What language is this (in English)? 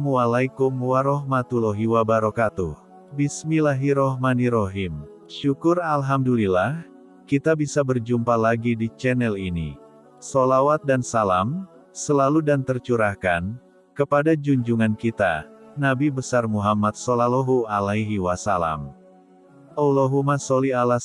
Indonesian